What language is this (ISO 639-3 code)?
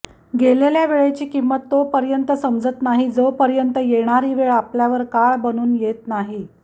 mar